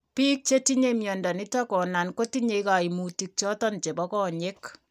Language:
Kalenjin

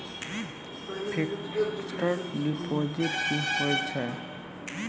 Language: Maithili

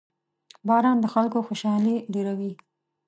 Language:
Pashto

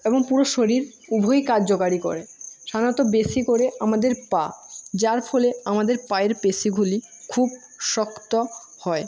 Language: Bangla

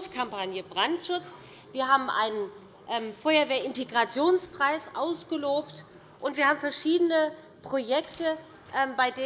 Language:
German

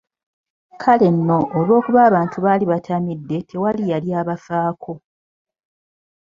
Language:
Ganda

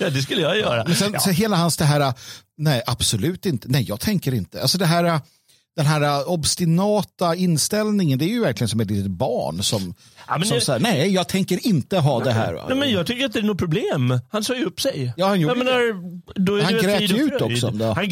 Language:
Swedish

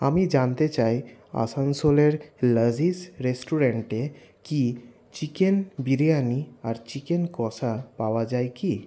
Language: Bangla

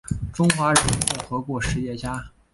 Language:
Chinese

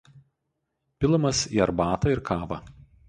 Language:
Lithuanian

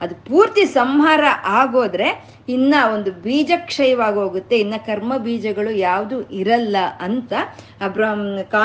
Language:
Kannada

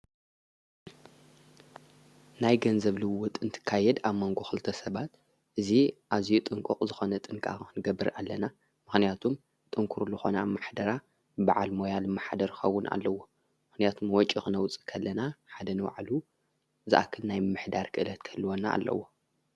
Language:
Tigrinya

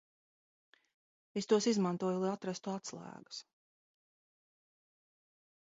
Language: Latvian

